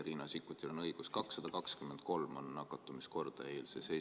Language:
Estonian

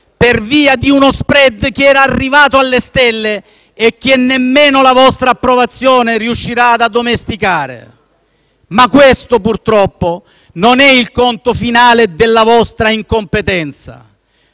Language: Italian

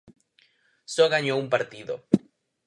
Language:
Galician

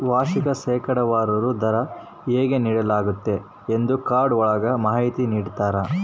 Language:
Kannada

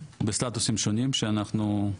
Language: Hebrew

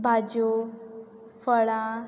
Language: Konkani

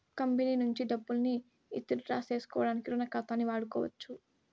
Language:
Telugu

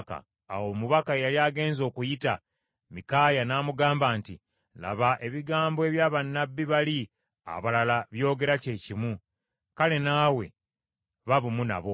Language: Ganda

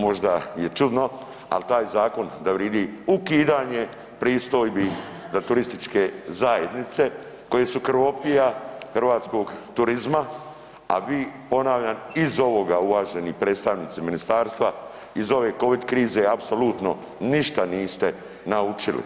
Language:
Croatian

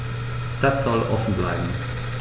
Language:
German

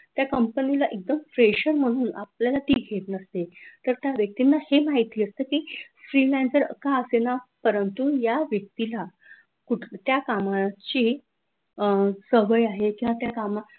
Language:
Marathi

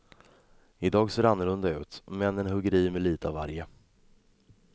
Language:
Swedish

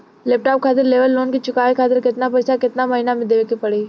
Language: Bhojpuri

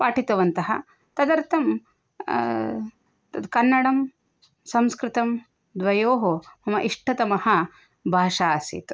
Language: Sanskrit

